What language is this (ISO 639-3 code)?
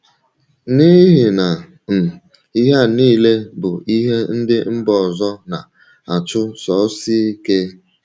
ibo